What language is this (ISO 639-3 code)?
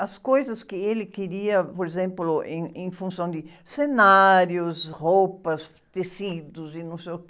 por